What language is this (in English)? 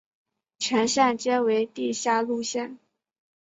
Chinese